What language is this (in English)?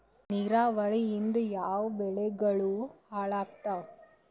Kannada